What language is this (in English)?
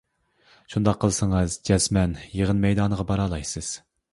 Uyghur